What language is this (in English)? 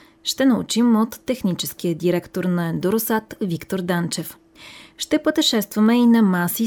Bulgarian